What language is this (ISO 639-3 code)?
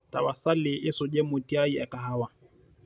mas